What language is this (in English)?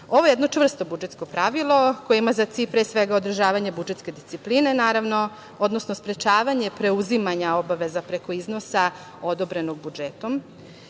Serbian